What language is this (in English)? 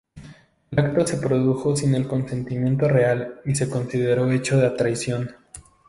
Spanish